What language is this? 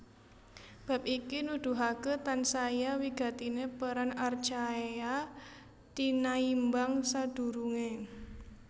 Javanese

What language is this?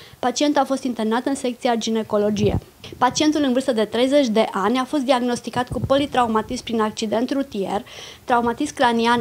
Romanian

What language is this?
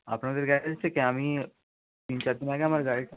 Bangla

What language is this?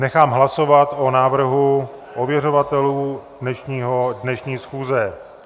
Czech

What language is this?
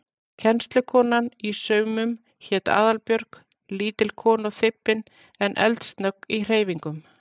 Icelandic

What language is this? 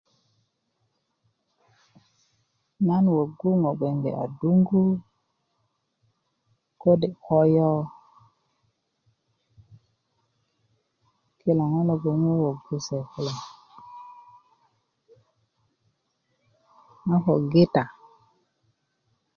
Kuku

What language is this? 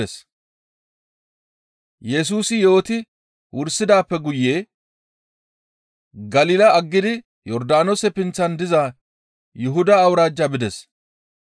Gamo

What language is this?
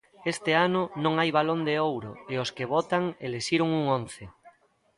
Galician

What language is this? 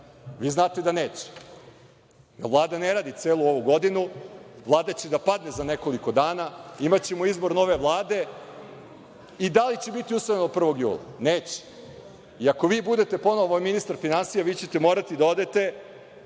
Serbian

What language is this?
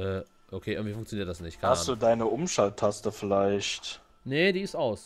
German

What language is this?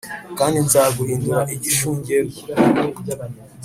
Kinyarwanda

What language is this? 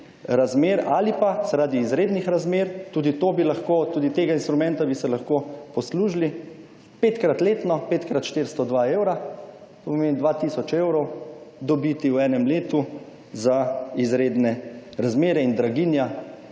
Slovenian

